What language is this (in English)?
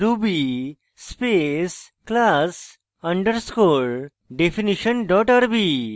Bangla